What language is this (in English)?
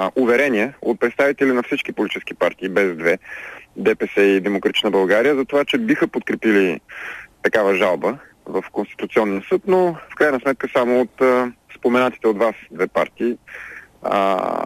Bulgarian